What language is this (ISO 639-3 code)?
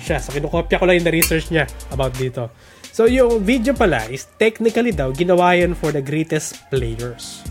fil